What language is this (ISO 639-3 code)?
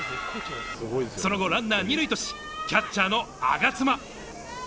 jpn